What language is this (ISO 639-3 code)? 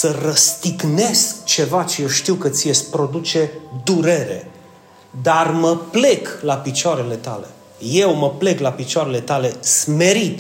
ron